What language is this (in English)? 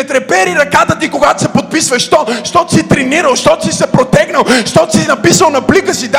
Bulgarian